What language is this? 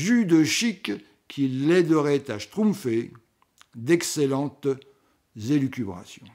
French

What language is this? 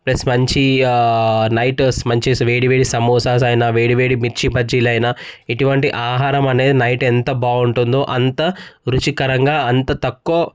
Telugu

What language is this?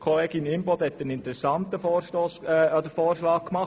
Swiss German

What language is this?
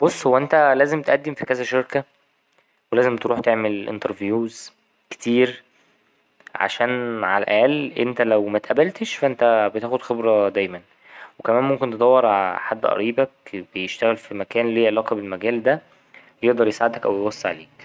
Egyptian Arabic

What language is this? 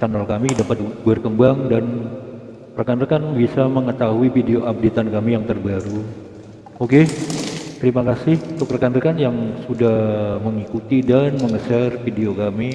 Indonesian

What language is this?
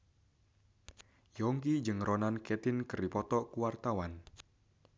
Sundanese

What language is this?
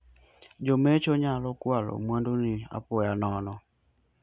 Luo (Kenya and Tanzania)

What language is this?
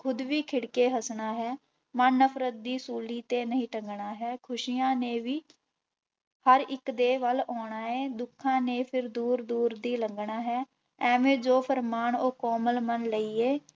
Punjabi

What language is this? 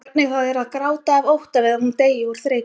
Icelandic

